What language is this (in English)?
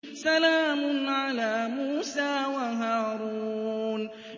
Arabic